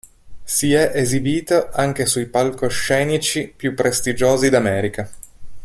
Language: Italian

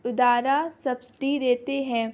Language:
Urdu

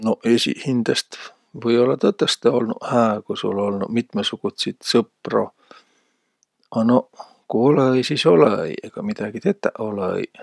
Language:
Võro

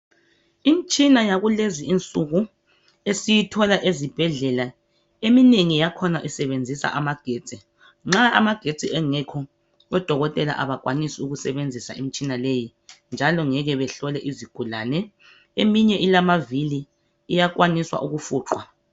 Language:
North Ndebele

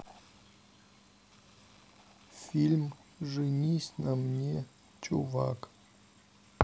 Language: Russian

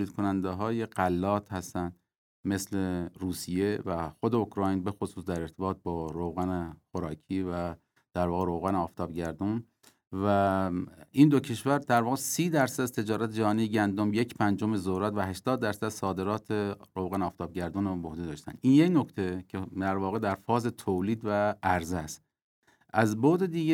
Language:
Persian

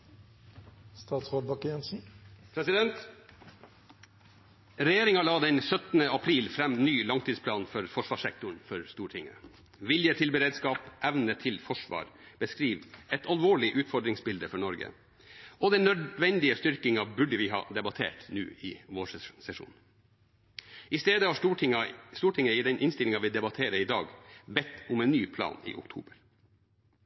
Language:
Norwegian Bokmål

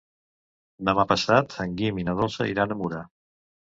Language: Catalan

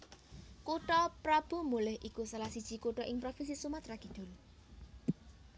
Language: Javanese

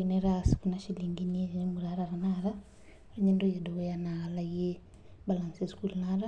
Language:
Masai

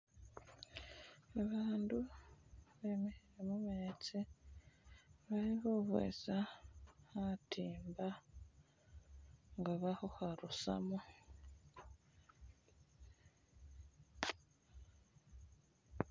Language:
Masaaba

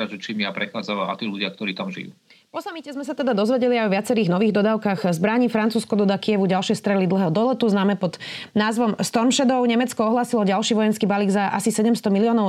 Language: Slovak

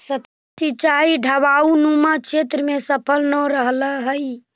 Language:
Magahi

